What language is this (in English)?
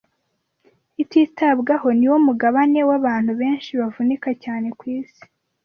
Kinyarwanda